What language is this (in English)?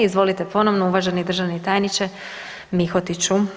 Croatian